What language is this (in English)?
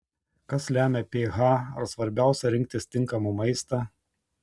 Lithuanian